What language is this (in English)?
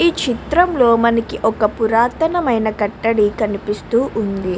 Telugu